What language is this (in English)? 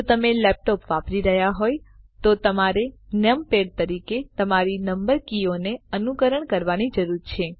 Gujarati